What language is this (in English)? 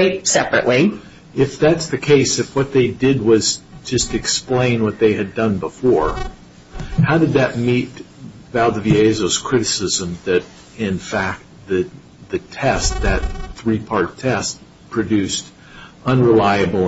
English